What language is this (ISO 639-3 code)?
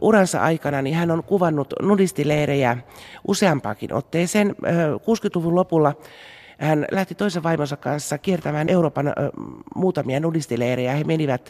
fin